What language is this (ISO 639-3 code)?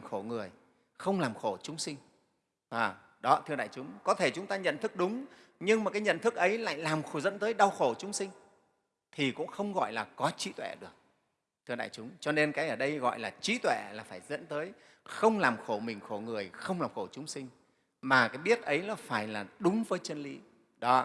vie